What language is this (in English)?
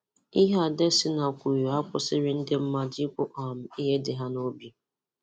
Igbo